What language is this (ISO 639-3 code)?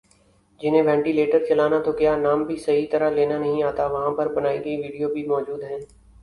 urd